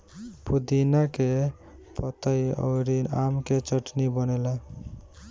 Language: Bhojpuri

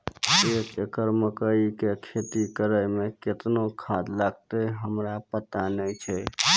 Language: Maithili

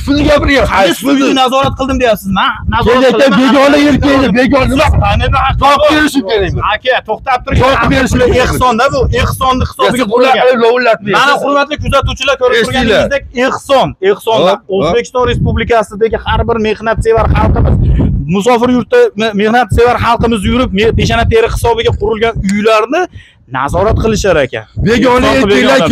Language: Turkish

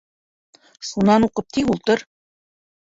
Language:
Bashkir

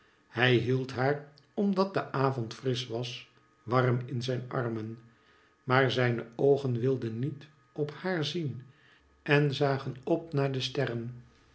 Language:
Dutch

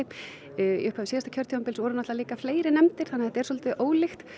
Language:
Icelandic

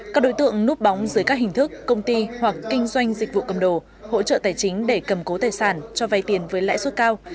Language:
Vietnamese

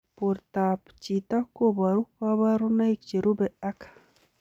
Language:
Kalenjin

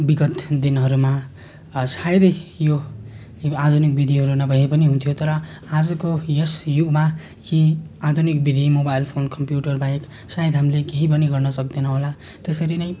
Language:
Nepali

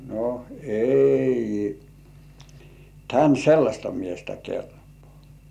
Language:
Finnish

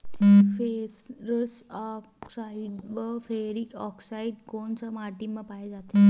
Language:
Chhattisgarhi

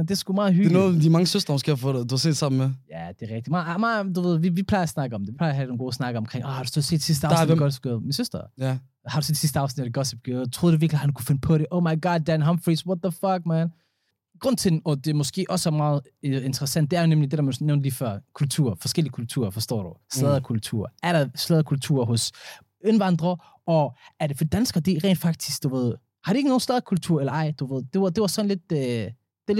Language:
Danish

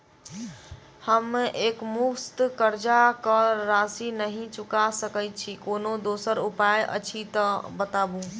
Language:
Maithili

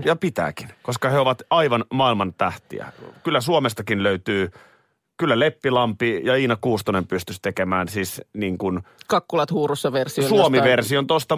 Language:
Finnish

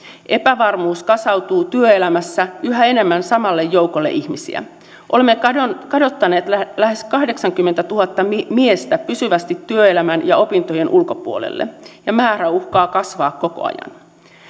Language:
Finnish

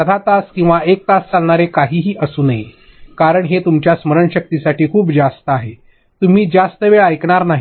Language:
Marathi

